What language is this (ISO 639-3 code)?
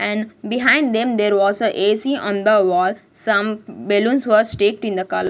eng